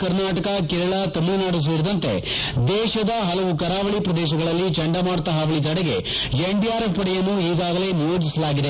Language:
Kannada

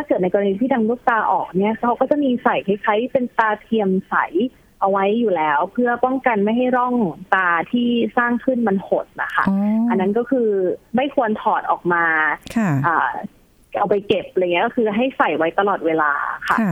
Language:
Thai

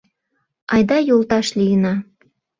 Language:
Mari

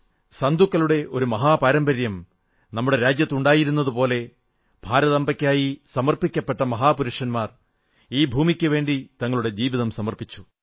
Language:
Malayalam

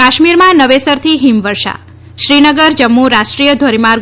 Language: Gujarati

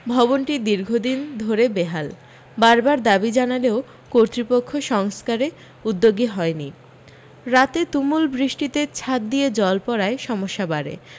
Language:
Bangla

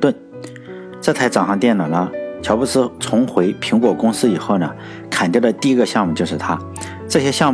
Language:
Chinese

